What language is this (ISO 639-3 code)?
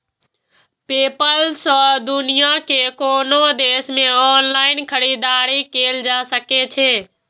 mai